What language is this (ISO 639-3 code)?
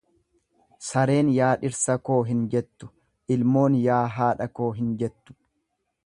orm